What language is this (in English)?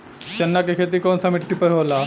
Bhojpuri